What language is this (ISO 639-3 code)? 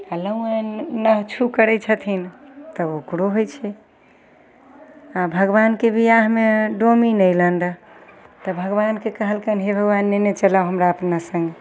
mai